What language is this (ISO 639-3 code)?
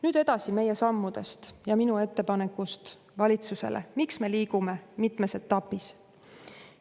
est